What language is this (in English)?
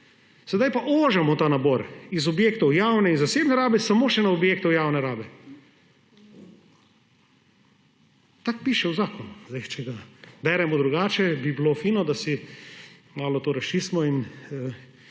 Slovenian